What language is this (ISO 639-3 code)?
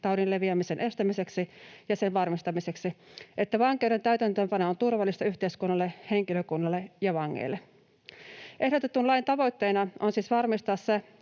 fin